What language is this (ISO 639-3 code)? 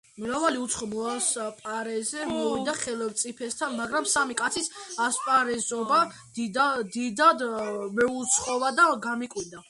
kat